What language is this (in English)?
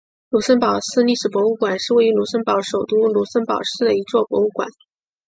Chinese